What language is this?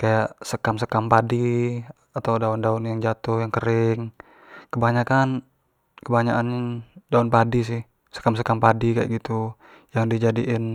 Jambi Malay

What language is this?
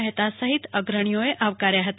Gujarati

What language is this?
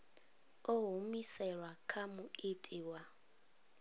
Venda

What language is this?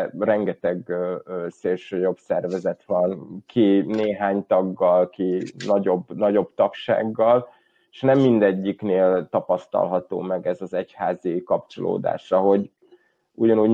Hungarian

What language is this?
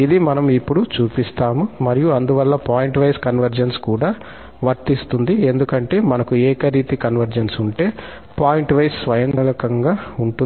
Telugu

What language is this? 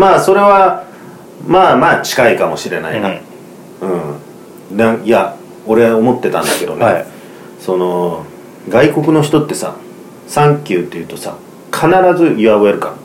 Japanese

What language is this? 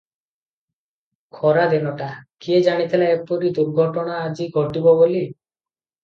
Odia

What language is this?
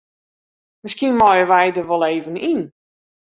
Western Frisian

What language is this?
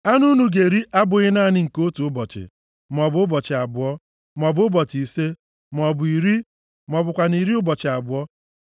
Igbo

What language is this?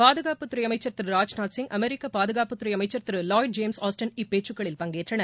Tamil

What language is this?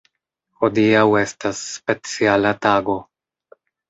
Esperanto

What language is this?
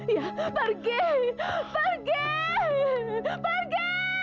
Indonesian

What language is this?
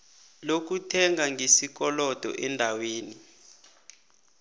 South Ndebele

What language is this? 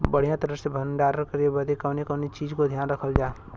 Bhojpuri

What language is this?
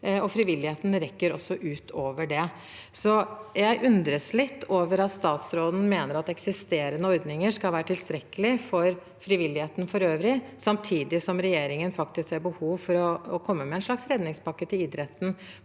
Norwegian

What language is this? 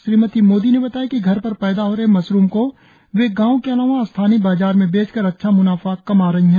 Hindi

